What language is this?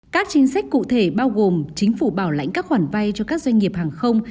Vietnamese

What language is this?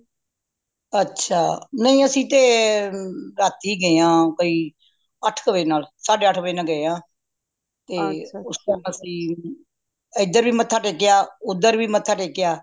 Punjabi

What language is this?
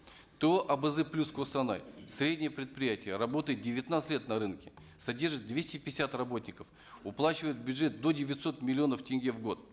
Kazakh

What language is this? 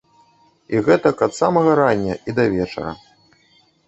Belarusian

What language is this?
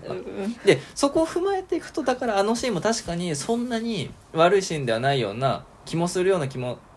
Japanese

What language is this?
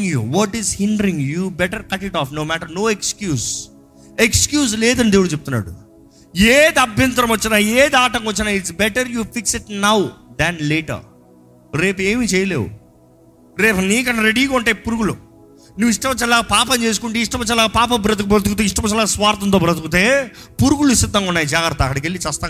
Telugu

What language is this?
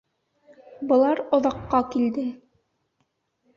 Bashkir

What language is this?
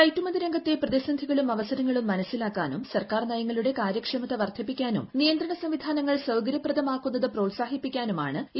Malayalam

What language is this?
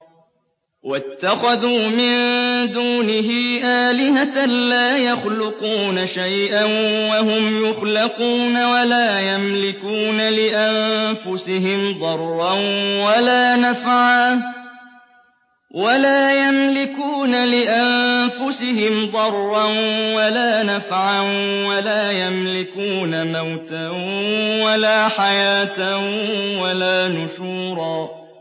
Arabic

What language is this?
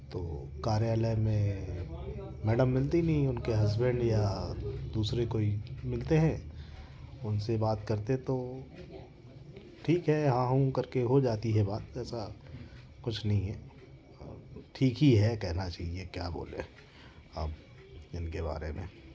Hindi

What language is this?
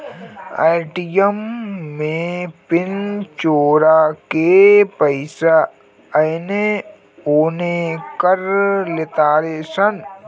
Bhojpuri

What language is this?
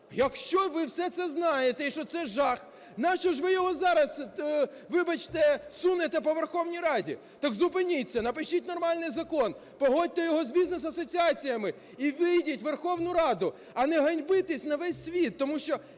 Ukrainian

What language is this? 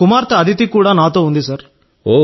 Telugu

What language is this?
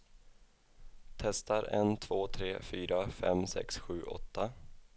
Swedish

